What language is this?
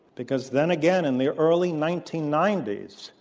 English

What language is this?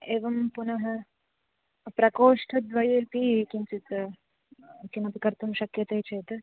Sanskrit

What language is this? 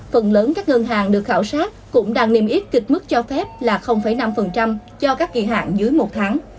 Vietnamese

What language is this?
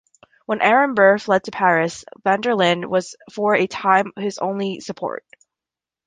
English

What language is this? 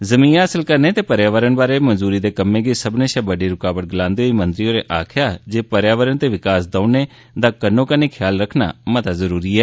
Dogri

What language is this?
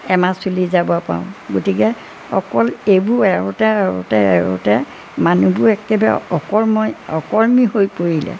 Assamese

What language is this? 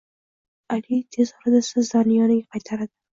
Uzbek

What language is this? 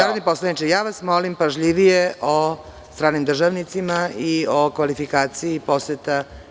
Serbian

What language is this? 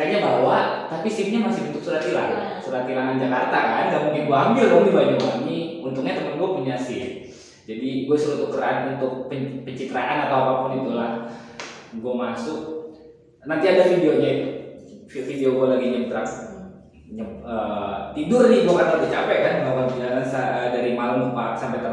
Indonesian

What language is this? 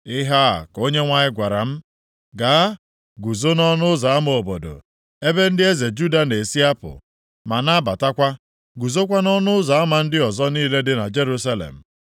Igbo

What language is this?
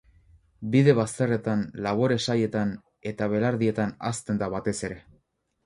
Basque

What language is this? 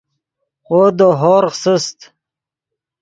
Yidgha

